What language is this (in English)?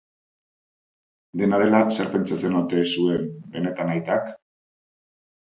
Basque